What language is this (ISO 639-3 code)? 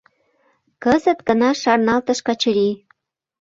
chm